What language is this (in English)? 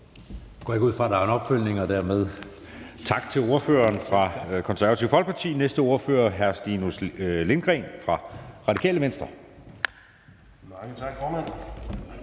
Danish